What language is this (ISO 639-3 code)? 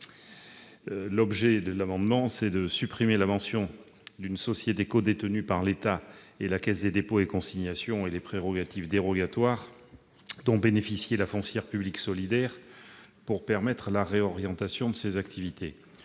fra